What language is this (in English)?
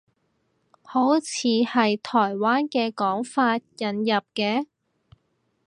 Cantonese